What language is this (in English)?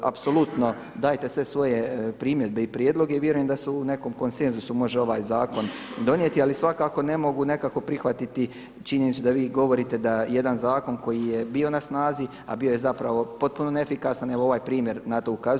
Croatian